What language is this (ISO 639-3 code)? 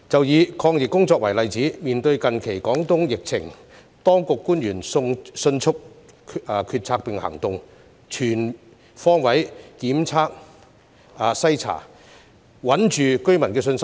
yue